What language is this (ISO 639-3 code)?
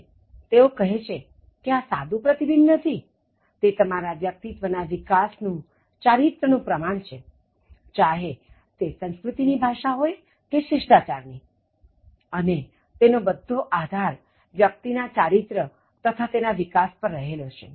guj